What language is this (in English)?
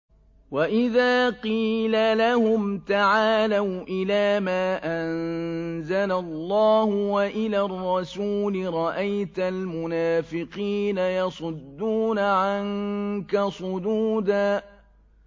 Arabic